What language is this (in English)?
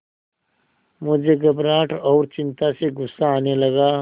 Hindi